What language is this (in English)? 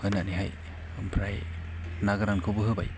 Bodo